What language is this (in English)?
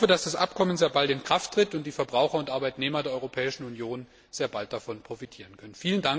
German